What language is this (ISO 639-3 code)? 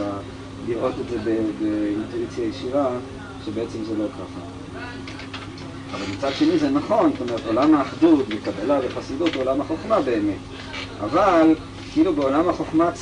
heb